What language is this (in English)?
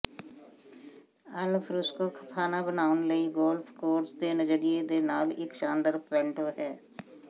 Punjabi